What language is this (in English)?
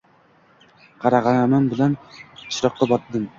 Uzbek